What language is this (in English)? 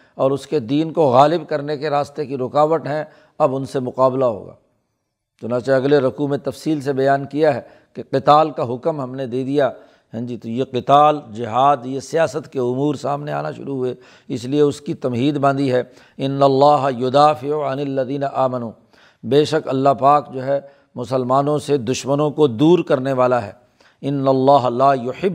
Urdu